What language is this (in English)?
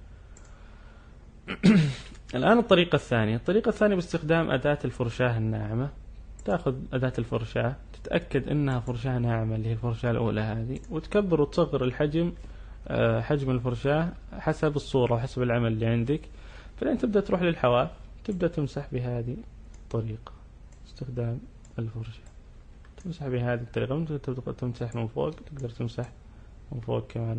Arabic